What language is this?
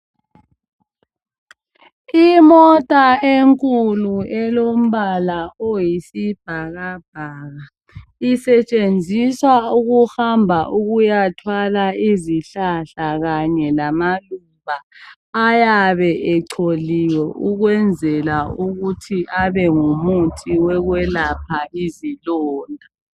North Ndebele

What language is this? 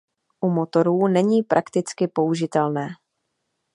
Czech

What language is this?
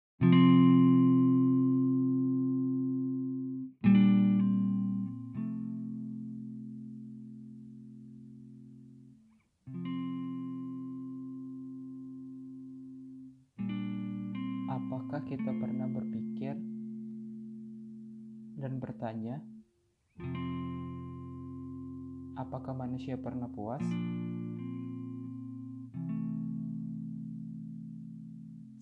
Indonesian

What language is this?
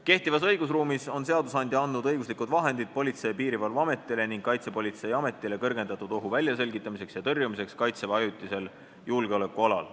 Estonian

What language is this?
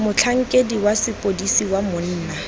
Tswana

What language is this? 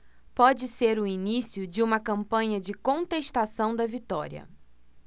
Portuguese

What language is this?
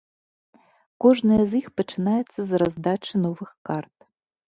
Belarusian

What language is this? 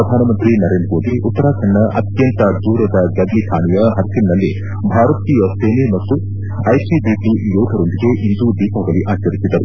Kannada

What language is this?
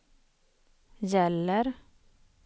Swedish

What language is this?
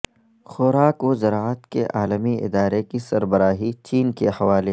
Urdu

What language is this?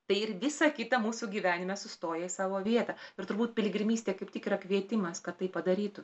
Lithuanian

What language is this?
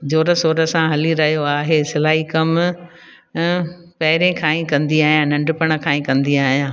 Sindhi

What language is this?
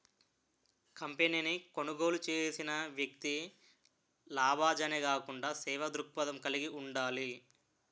Telugu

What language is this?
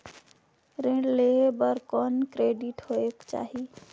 Chhattisgarhi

